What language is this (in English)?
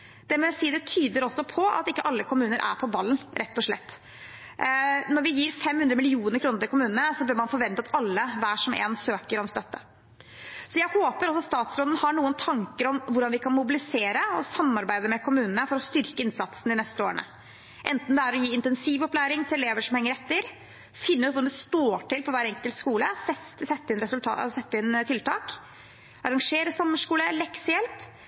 Norwegian Bokmål